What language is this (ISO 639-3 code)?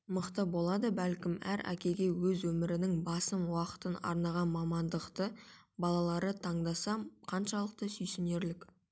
kaz